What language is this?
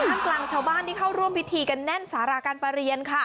Thai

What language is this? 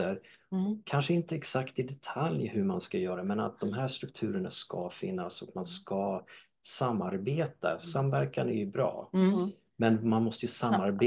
Swedish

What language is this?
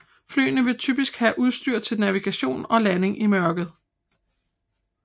Danish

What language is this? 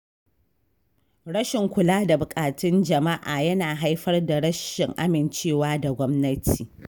Hausa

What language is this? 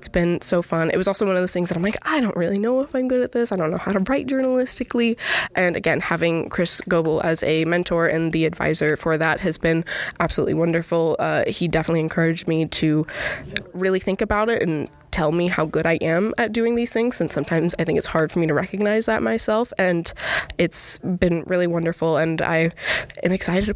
English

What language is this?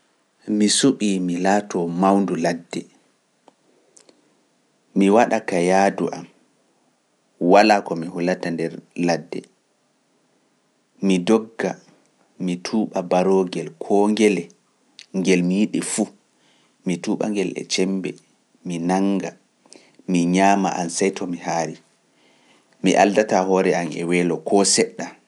Pular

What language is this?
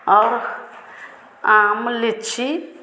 Hindi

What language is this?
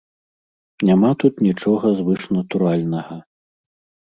Belarusian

